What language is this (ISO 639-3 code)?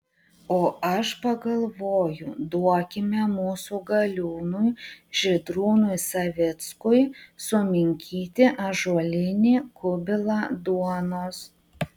lit